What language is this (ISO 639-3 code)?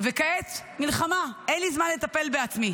heb